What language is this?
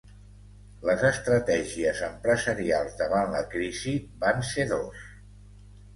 Catalan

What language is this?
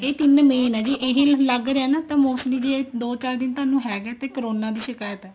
Punjabi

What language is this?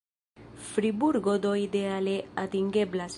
Esperanto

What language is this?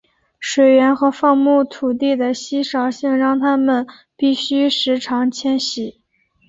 Chinese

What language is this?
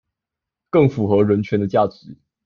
Chinese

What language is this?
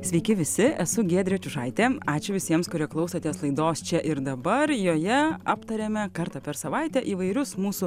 Lithuanian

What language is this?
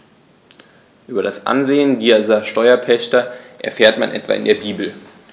German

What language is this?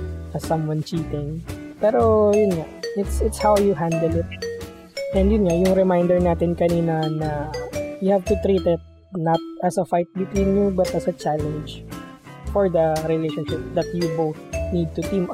Filipino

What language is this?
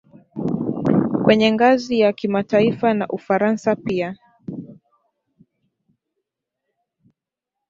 Swahili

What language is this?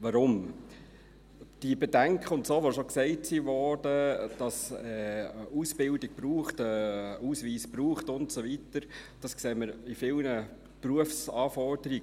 Swiss German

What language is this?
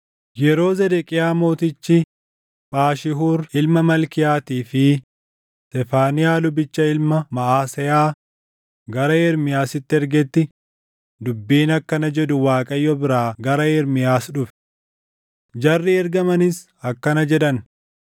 Oromo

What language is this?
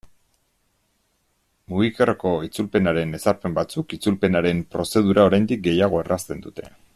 Basque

